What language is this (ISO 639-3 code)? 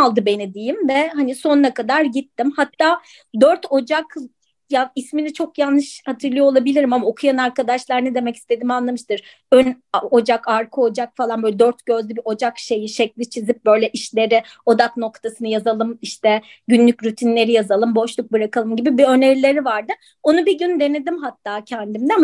tur